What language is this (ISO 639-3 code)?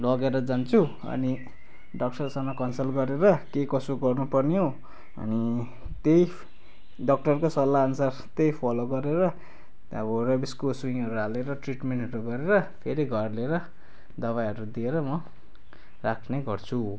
nep